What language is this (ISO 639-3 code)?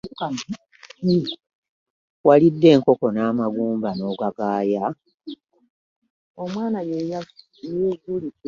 lug